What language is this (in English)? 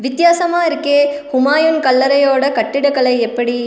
Tamil